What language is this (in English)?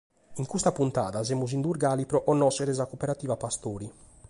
Sardinian